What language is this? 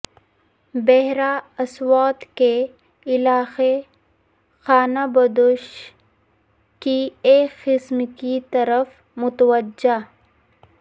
Urdu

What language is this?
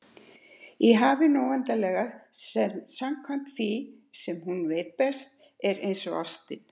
Icelandic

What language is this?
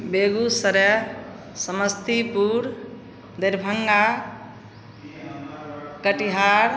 Maithili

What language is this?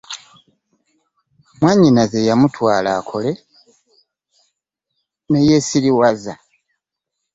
Ganda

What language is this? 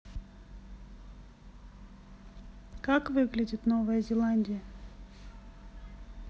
Russian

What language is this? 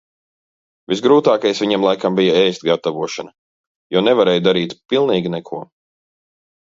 Latvian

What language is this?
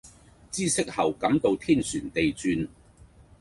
Cantonese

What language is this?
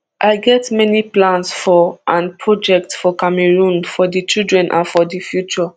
Nigerian Pidgin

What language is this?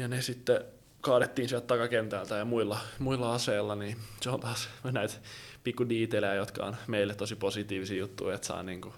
Finnish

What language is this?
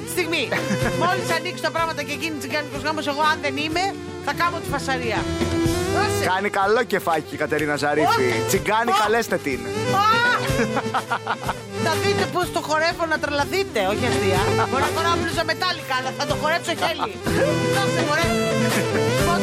Greek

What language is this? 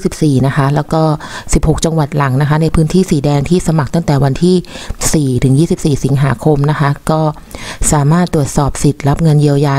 Thai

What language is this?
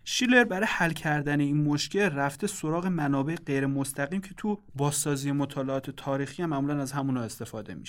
Persian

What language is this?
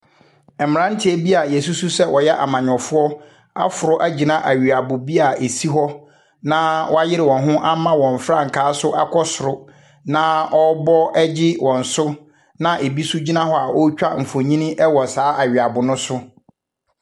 Akan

